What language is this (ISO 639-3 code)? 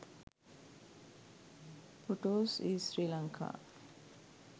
sin